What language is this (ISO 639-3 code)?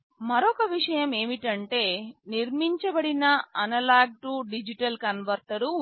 tel